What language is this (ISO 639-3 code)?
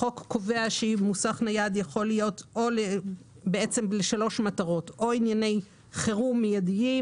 heb